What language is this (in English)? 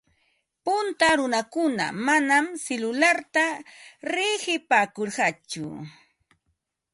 Ambo-Pasco Quechua